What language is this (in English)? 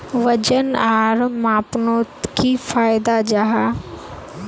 Magahi